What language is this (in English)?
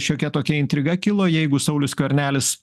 Lithuanian